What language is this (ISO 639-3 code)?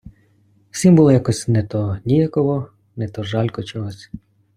ukr